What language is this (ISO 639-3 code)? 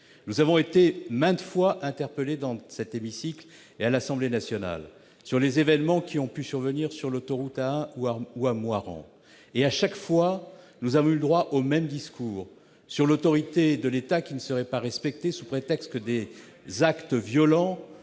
fra